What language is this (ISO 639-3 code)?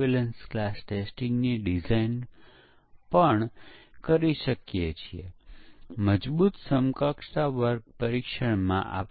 guj